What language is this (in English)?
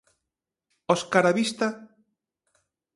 Galician